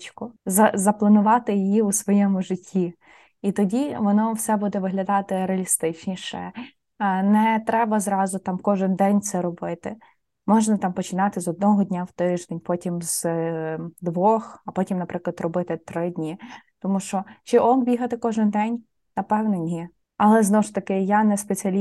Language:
Ukrainian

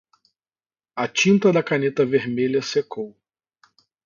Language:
Portuguese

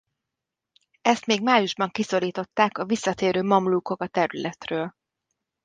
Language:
Hungarian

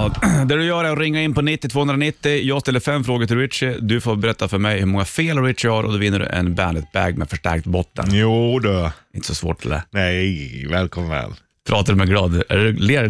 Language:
Swedish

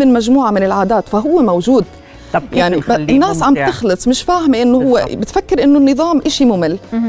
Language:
Arabic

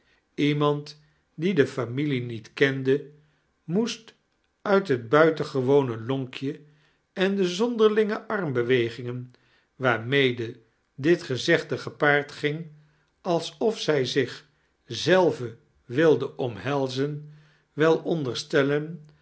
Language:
Dutch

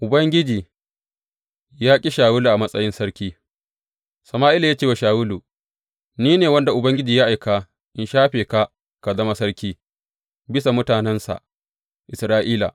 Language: Hausa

